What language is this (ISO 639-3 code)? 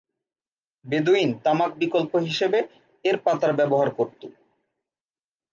ben